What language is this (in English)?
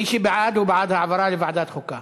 Hebrew